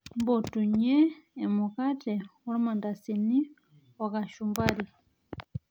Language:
Masai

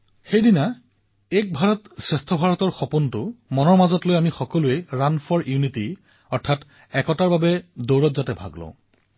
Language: Assamese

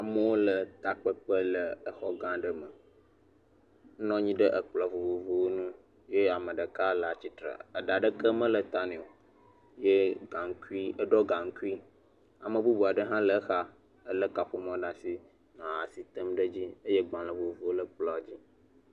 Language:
Ewe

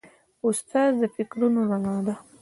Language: Pashto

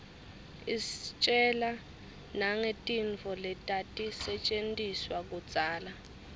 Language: Swati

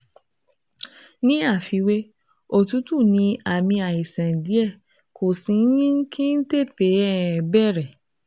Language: Yoruba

